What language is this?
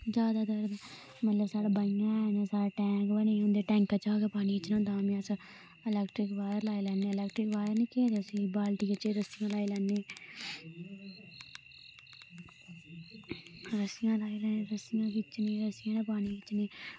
Dogri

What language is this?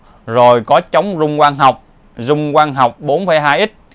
Vietnamese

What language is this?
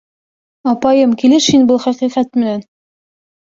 Bashkir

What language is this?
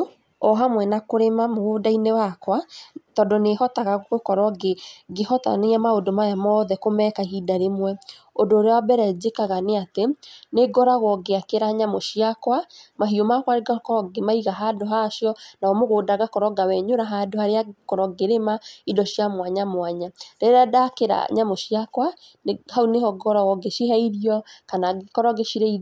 Kikuyu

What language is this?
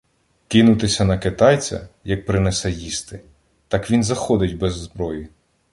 Ukrainian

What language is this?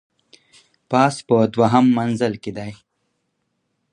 Pashto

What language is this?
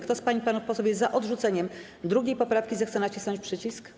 Polish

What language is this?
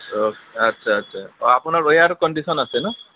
Assamese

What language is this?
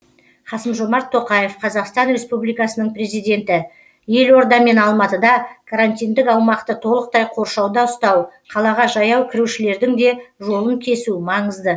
Kazakh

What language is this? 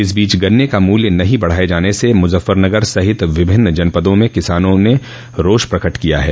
Hindi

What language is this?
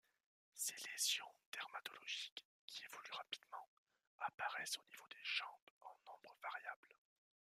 French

